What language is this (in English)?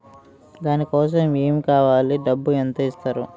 Telugu